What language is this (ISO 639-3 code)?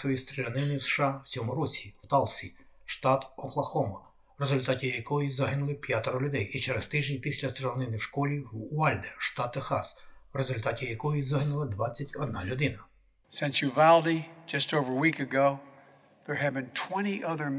ukr